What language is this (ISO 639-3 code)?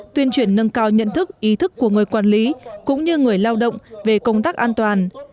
vie